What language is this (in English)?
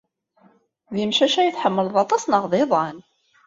Kabyle